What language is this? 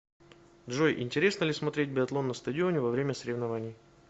Russian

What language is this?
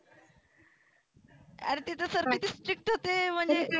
Marathi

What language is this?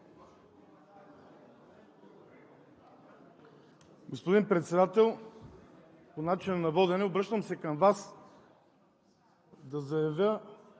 Bulgarian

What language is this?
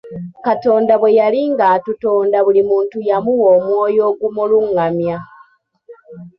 Ganda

